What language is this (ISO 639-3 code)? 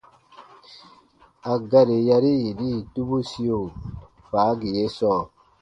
bba